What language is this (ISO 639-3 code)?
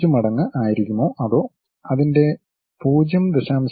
mal